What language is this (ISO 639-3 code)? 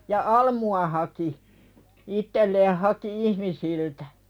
fin